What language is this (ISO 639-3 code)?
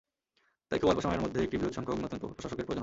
ben